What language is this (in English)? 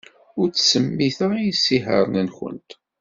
Kabyle